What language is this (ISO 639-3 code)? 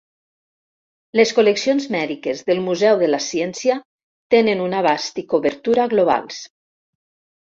cat